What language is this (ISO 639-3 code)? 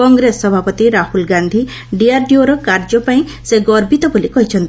ori